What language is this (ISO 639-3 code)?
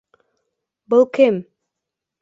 bak